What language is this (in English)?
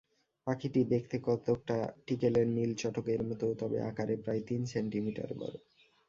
Bangla